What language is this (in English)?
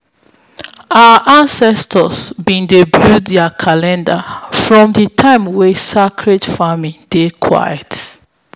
Nigerian Pidgin